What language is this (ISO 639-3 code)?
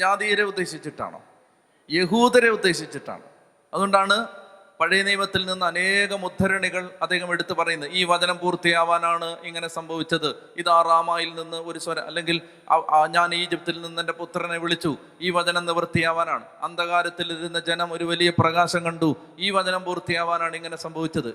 mal